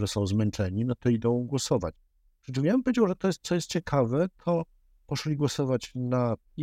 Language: Polish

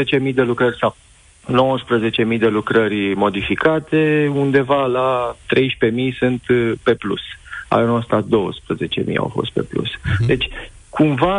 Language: Romanian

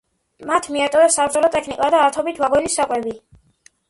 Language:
Georgian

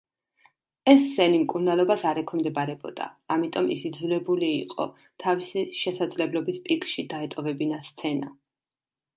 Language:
Georgian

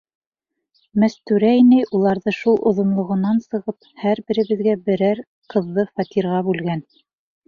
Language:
Bashkir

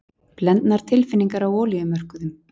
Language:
Icelandic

